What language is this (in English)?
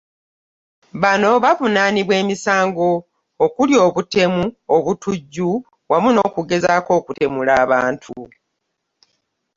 Ganda